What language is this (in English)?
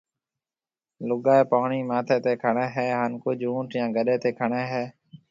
Marwari (Pakistan)